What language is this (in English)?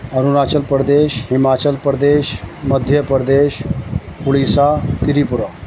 Urdu